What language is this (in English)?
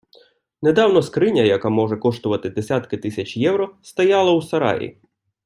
Ukrainian